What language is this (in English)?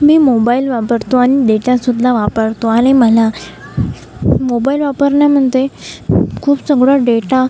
Marathi